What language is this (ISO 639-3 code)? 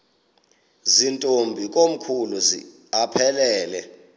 xho